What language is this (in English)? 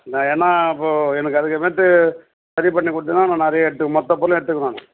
Tamil